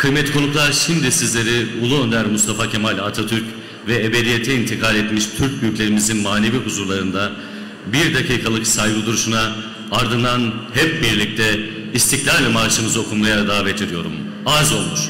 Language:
Turkish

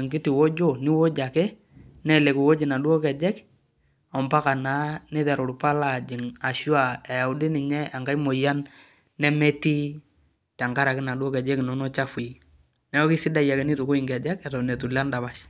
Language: Masai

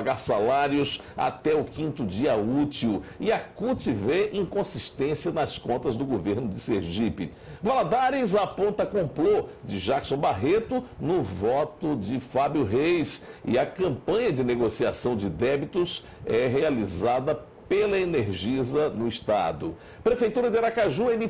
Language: Portuguese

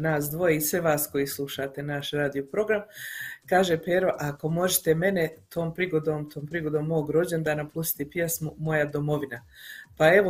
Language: Croatian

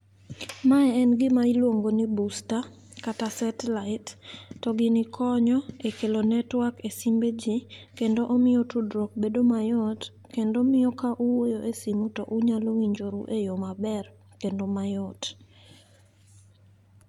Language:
Luo (Kenya and Tanzania)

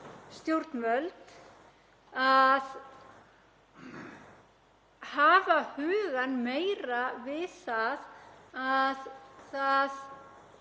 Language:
Icelandic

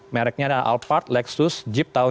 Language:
Indonesian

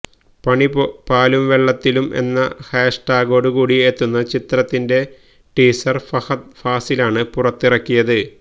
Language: Malayalam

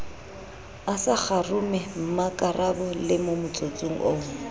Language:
Southern Sotho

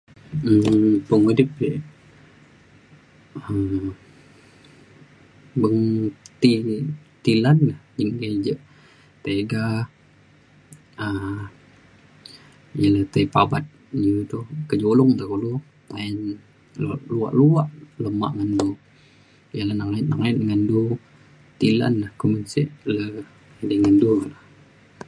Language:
Mainstream Kenyah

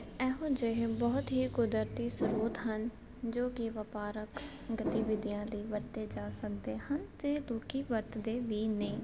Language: Punjabi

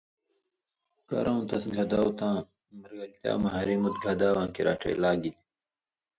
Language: Indus Kohistani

